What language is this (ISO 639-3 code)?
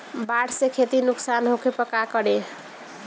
bho